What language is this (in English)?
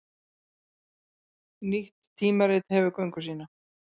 Icelandic